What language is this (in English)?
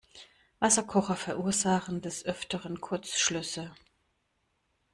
German